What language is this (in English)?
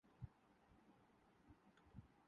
Urdu